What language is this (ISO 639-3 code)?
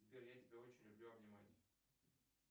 rus